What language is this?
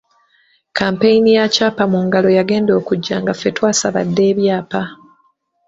Ganda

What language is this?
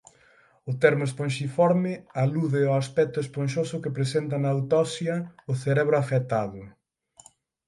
Galician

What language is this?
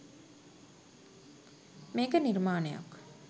Sinhala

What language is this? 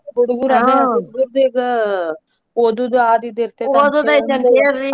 Kannada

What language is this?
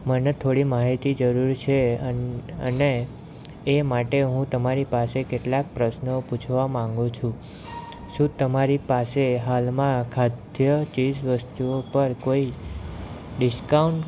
Gujarati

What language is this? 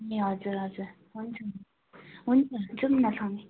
Nepali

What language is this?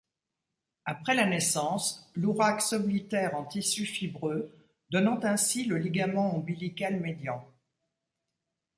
French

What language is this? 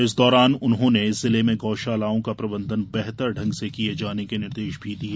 Hindi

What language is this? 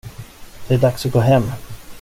Swedish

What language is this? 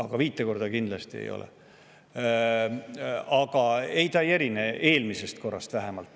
Estonian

